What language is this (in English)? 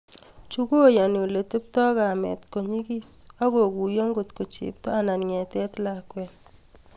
Kalenjin